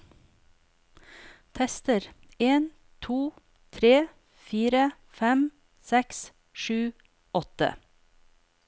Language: Norwegian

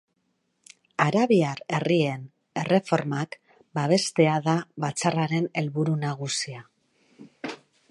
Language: Basque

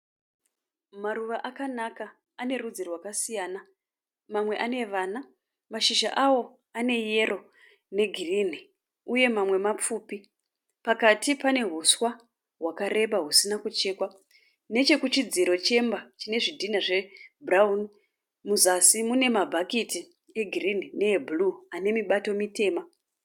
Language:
Shona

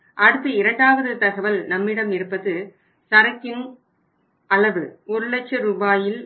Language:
Tamil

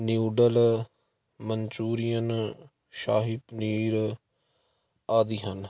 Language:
Punjabi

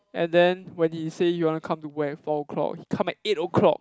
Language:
English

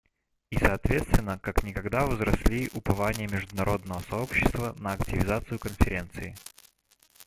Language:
Russian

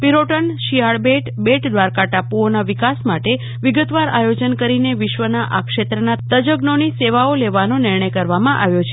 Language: Gujarati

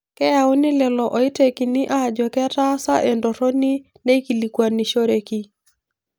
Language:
Masai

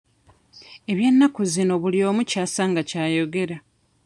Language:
Ganda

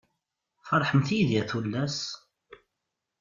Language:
Kabyle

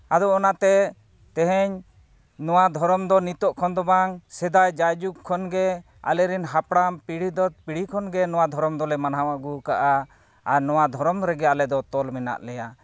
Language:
Santali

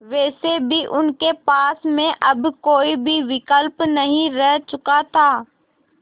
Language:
Hindi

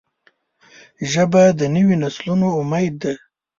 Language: Pashto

